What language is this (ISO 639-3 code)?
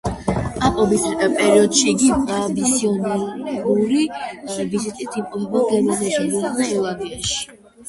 kat